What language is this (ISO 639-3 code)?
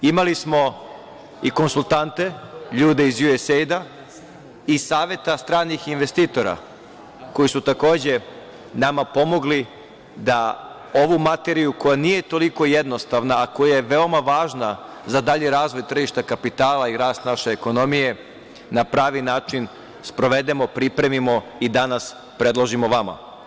srp